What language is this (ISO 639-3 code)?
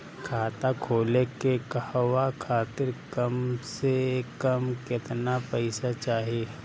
bho